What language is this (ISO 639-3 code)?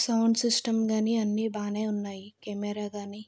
tel